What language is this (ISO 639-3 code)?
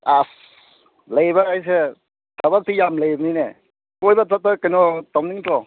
mni